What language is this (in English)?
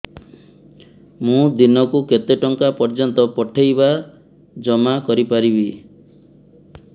Odia